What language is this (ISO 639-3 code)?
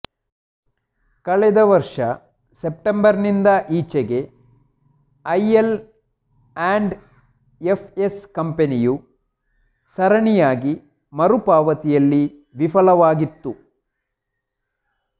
kan